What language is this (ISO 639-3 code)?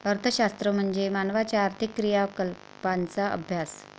mar